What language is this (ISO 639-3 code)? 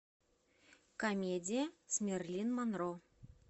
rus